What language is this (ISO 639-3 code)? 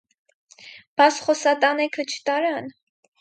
hye